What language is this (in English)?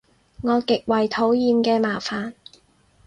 Cantonese